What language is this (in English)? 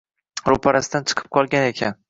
Uzbek